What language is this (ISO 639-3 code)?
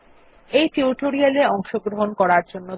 ben